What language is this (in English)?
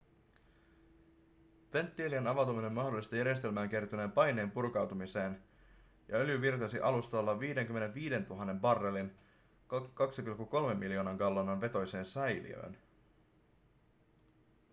Finnish